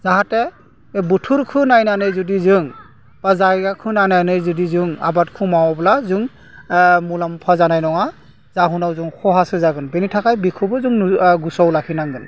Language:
Bodo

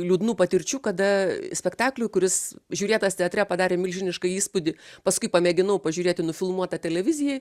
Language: Lithuanian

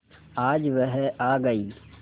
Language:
Hindi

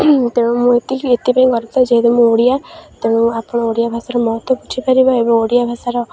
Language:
Odia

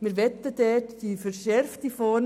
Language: Swiss German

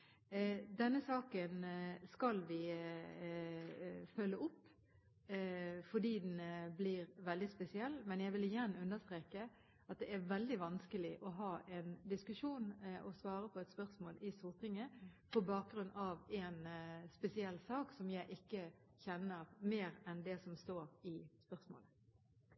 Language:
Norwegian Bokmål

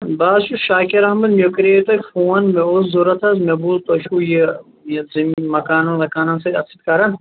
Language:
Kashmiri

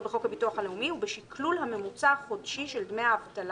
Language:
Hebrew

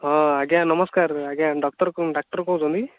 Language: Odia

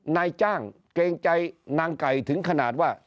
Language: Thai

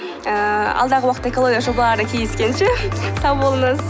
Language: Kazakh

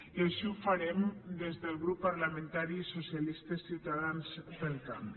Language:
Catalan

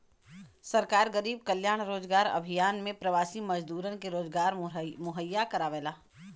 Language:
Bhojpuri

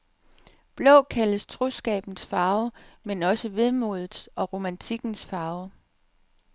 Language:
Danish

